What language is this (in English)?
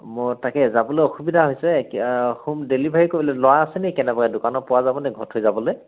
Assamese